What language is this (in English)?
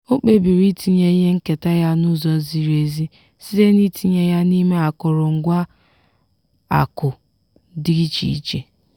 Igbo